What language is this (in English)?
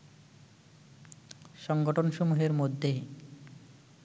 Bangla